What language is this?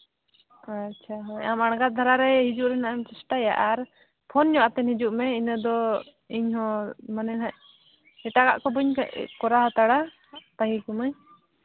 Santali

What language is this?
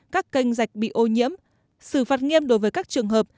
Vietnamese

